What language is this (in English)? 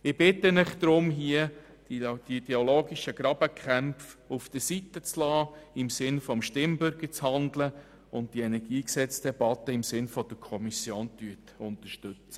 Swiss German